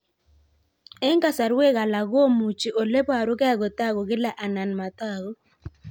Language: Kalenjin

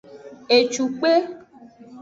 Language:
Aja (Benin)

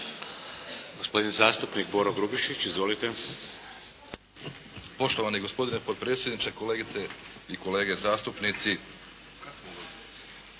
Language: Croatian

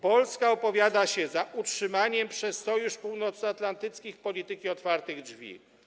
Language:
Polish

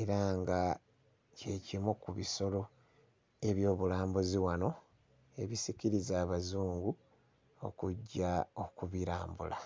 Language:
Ganda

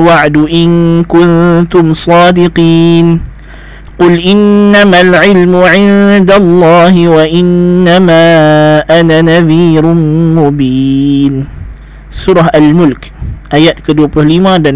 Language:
Malay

